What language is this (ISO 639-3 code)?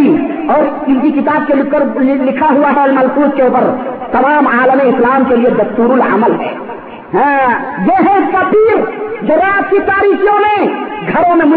urd